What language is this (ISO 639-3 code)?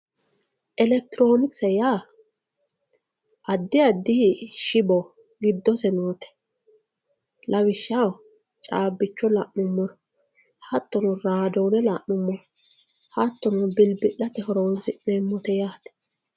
sid